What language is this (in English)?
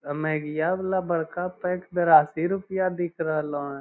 Magahi